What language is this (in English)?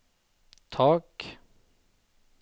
Norwegian